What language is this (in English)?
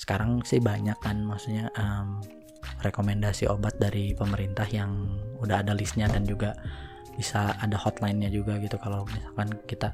Indonesian